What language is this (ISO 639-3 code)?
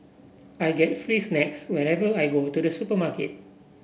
eng